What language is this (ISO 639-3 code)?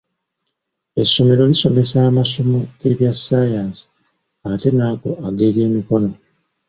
lug